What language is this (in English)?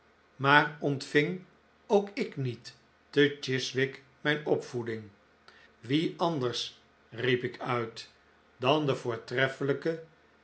Dutch